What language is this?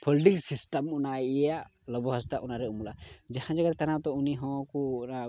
Santali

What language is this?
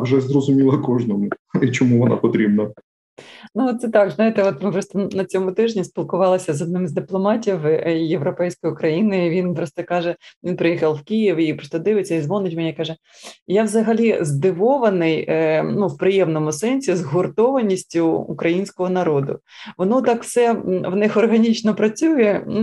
Ukrainian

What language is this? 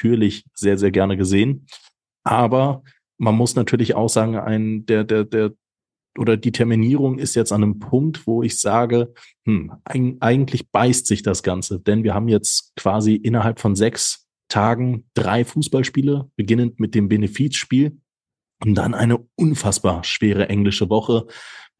German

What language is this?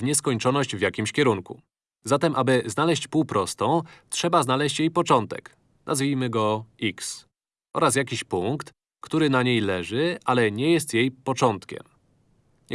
Polish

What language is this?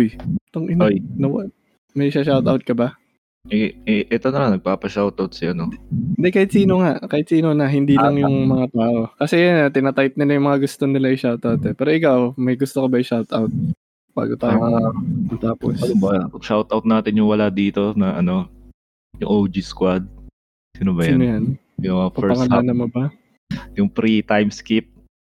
Filipino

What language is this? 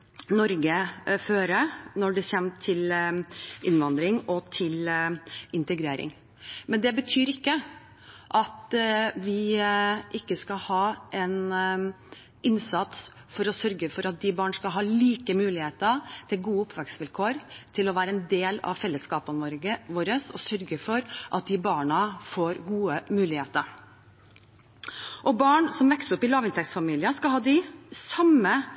Norwegian Bokmål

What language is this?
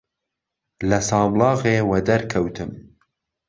Central Kurdish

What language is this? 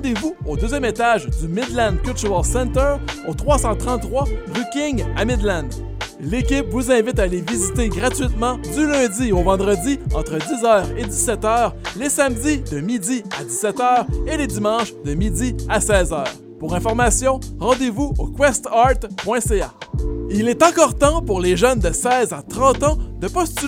French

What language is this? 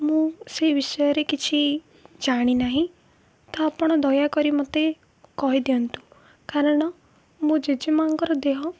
Odia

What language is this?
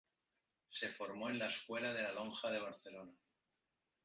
Spanish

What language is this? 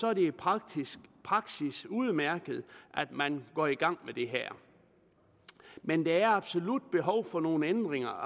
Danish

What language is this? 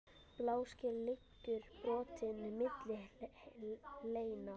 Icelandic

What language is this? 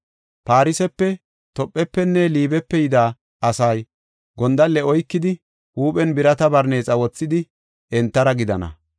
Gofa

